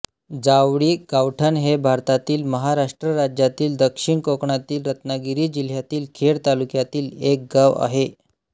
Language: Marathi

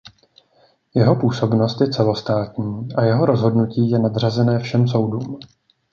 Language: Czech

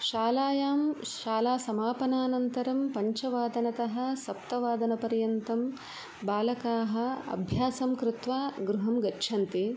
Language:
Sanskrit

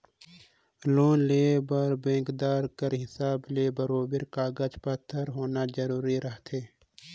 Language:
Chhattisgarhi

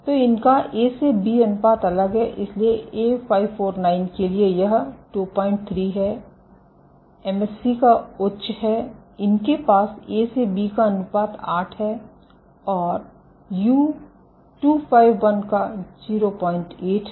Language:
Hindi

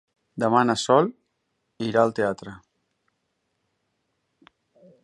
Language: Catalan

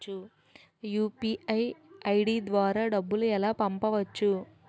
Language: Telugu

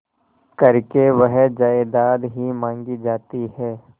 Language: Hindi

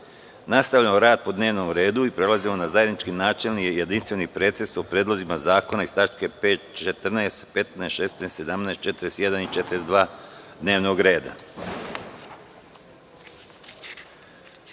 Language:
Serbian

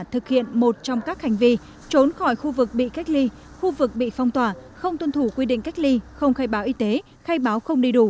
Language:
Vietnamese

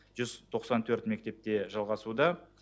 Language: Kazakh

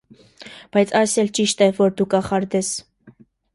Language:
Armenian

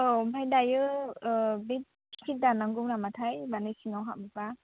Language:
Bodo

